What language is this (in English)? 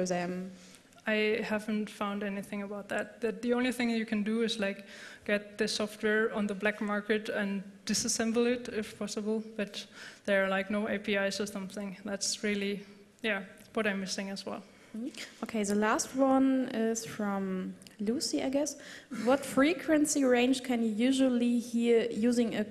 English